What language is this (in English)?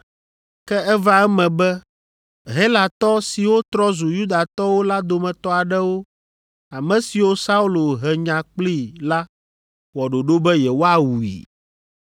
Ewe